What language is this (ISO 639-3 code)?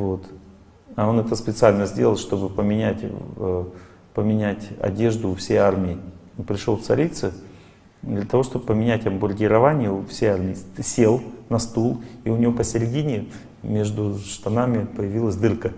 rus